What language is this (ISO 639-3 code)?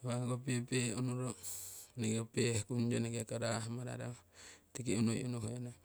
siw